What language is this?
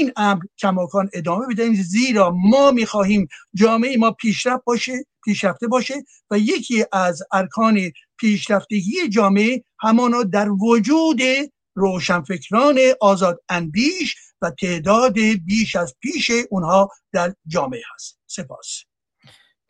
Persian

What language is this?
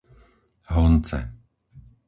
Slovak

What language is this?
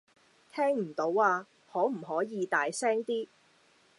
Cantonese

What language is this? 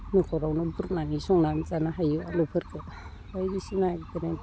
Bodo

